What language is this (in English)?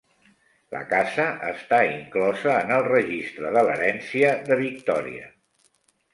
Catalan